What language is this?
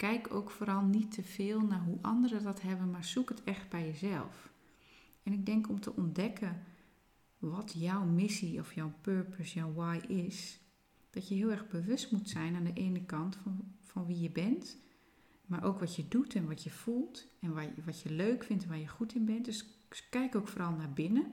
Dutch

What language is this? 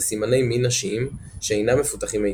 Hebrew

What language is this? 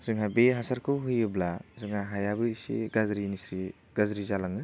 Bodo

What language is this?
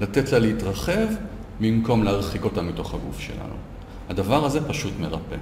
Hebrew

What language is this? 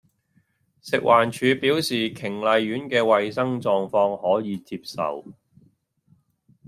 Cantonese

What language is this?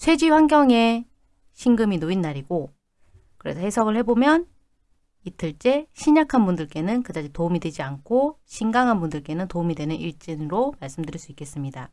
Korean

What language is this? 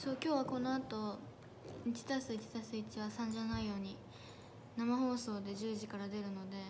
Japanese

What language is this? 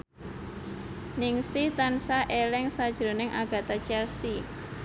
Javanese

